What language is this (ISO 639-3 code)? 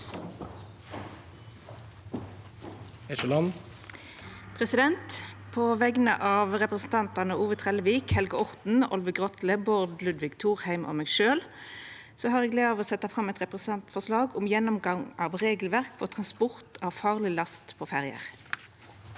nor